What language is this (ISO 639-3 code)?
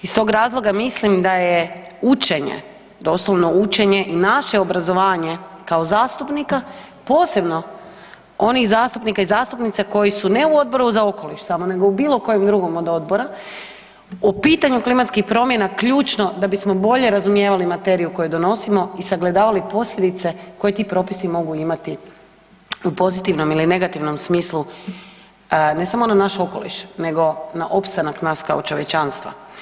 hrv